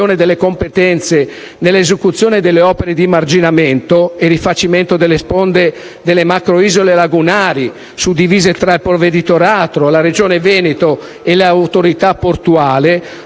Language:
Italian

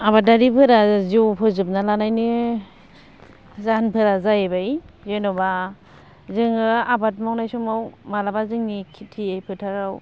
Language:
Bodo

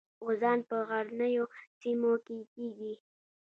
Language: Pashto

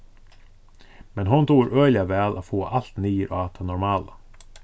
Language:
Faroese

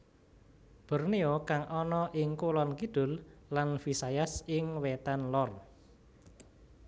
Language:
Javanese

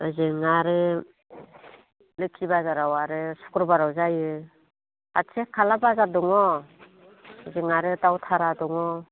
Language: Bodo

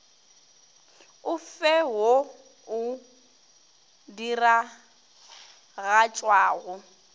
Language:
Northern Sotho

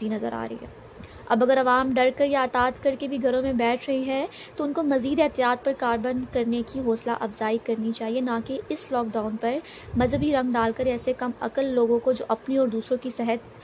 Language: Urdu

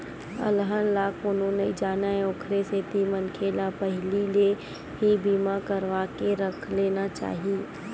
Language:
Chhattisgarhi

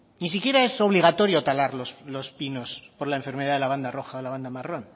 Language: Spanish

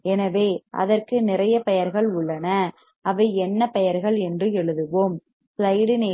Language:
Tamil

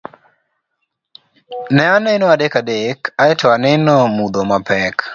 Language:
Luo (Kenya and Tanzania)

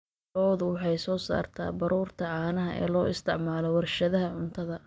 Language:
Somali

